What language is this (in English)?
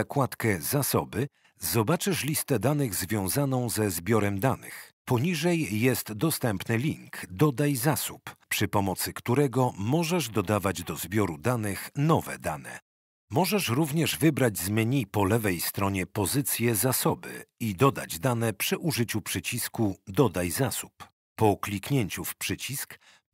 Polish